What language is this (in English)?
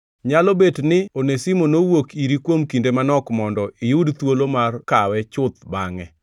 Luo (Kenya and Tanzania)